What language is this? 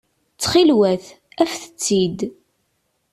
Kabyle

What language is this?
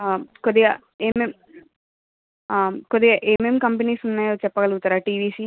Telugu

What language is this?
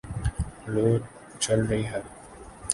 Urdu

